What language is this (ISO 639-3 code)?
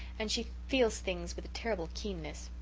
eng